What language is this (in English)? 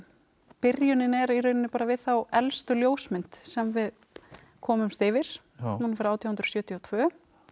Icelandic